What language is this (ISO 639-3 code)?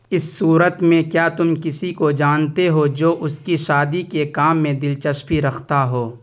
urd